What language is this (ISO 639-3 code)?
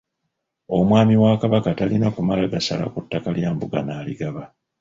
lug